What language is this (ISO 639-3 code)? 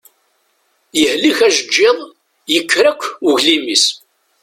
kab